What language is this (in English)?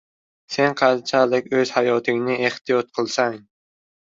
Uzbek